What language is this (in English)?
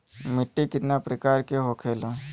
Bhojpuri